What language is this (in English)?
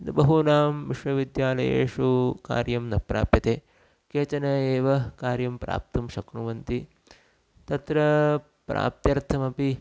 Sanskrit